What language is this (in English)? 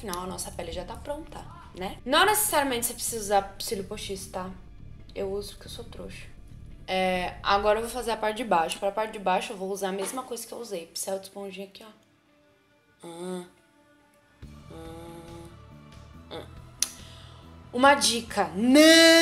Portuguese